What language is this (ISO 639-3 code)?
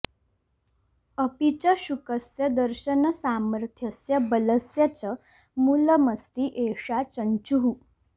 san